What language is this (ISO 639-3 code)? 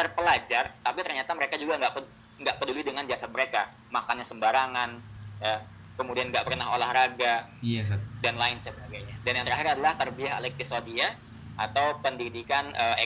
ind